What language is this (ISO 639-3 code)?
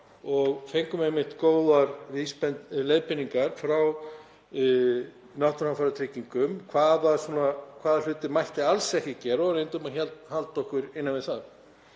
isl